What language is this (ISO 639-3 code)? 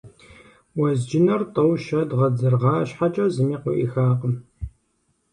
kbd